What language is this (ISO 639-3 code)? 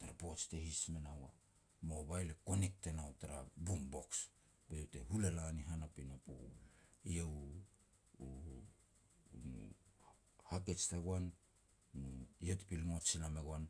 pex